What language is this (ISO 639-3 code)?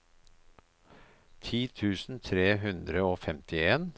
nor